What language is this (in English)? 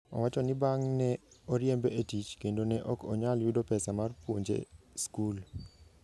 Luo (Kenya and Tanzania)